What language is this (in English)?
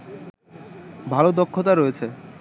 Bangla